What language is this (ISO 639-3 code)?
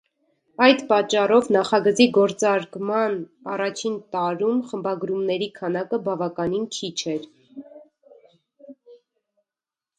hye